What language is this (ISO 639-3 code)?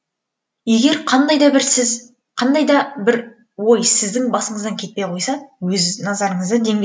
kaz